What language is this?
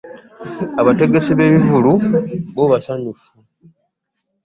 Ganda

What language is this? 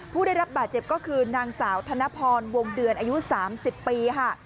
Thai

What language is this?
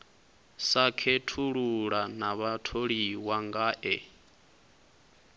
Venda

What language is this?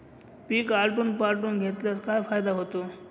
Marathi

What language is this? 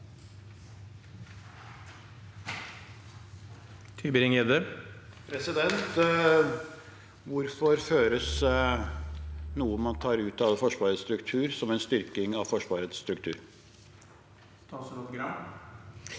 Norwegian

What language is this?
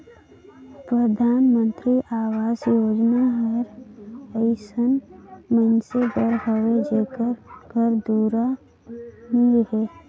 Chhattisgarhi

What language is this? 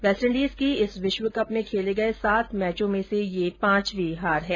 Hindi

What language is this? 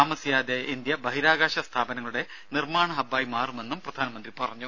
Malayalam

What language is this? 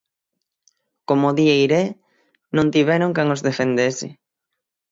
Galician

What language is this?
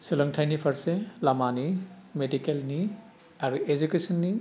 Bodo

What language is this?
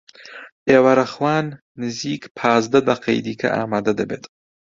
Central Kurdish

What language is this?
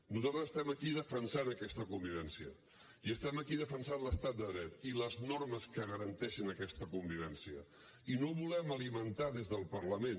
Catalan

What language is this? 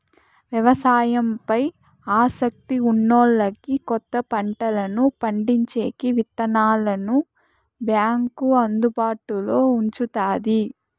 Telugu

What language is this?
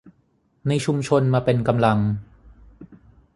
Thai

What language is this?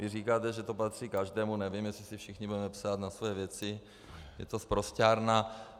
Czech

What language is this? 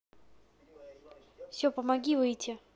Russian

